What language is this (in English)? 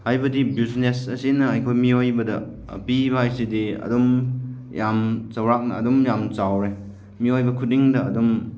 Manipuri